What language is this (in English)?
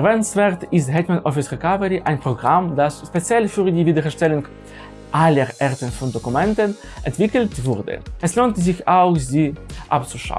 German